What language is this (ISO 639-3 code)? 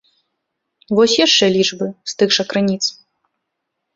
bel